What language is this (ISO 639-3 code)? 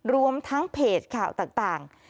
tha